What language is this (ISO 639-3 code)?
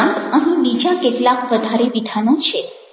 guj